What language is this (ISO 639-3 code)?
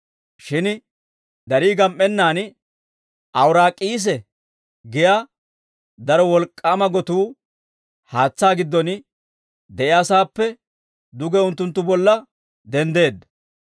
dwr